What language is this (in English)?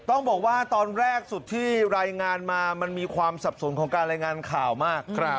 Thai